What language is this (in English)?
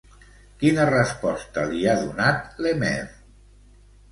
Catalan